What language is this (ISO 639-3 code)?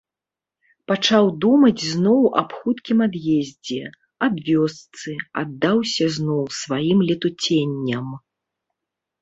bel